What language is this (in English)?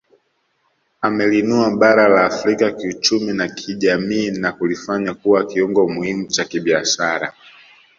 Swahili